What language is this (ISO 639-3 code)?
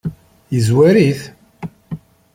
kab